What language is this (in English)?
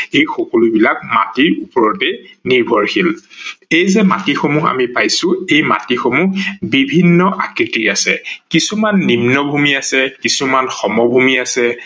Assamese